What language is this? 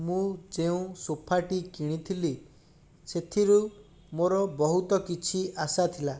Odia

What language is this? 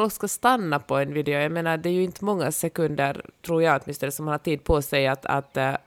Swedish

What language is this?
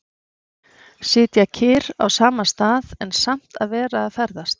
Icelandic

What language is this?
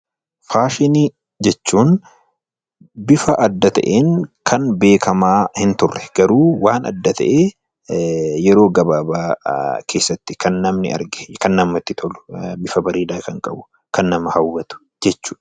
Oromo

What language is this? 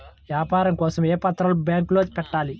Telugu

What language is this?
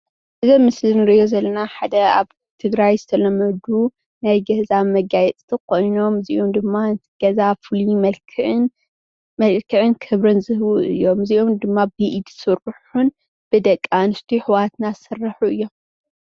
Tigrinya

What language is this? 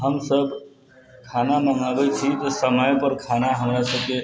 Maithili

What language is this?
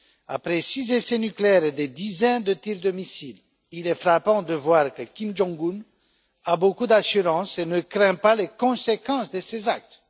French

